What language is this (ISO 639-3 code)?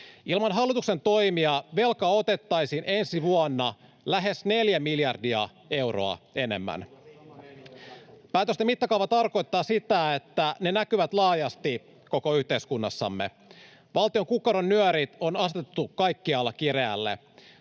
fin